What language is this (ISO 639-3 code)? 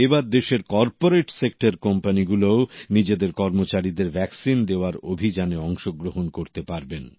ben